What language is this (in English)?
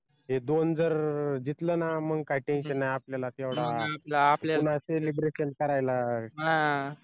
Marathi